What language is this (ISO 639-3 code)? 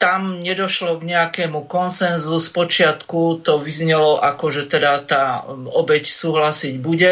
slk